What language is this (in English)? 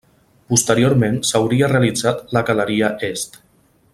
Catalan